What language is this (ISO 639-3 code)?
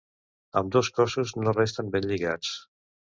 cat